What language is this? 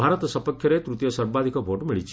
Odia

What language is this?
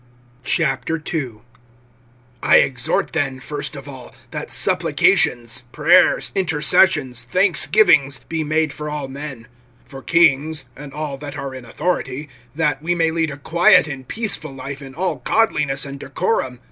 English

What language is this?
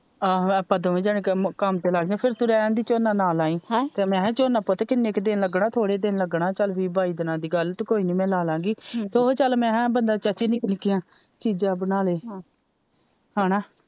Punjabi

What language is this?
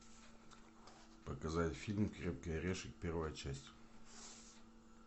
Russian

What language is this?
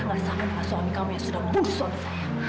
Indonesian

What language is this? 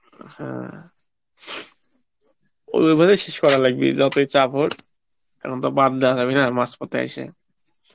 Bangla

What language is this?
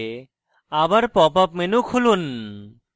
Bangla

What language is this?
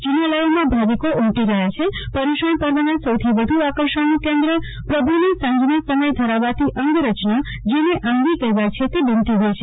Gujarati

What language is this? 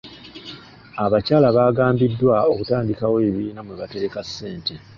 Ganda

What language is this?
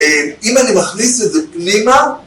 Hebrew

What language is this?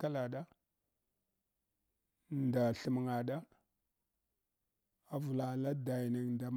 Hwana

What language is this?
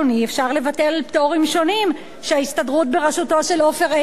Hebrew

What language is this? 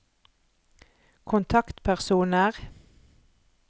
Norwegian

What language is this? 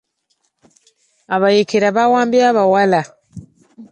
Ganda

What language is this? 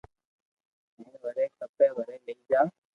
Loarki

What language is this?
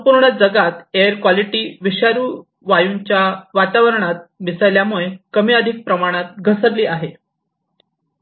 Marathi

